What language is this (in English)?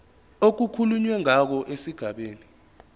Zulu